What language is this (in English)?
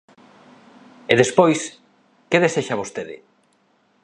Galician